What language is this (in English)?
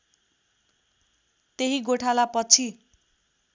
Nepali